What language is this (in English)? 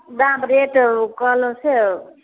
Maithili